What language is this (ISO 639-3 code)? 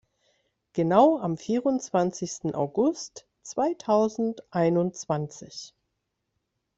deu